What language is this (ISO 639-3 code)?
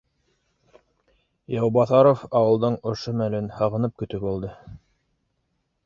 bak